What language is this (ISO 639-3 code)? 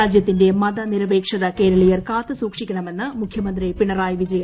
mal